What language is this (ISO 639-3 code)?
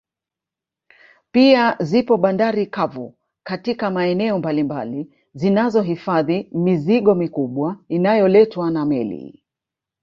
swa